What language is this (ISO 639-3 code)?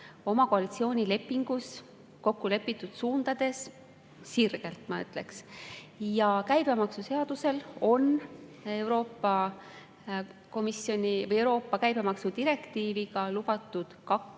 est